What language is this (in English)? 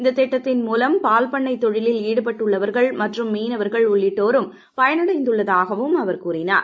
Tamil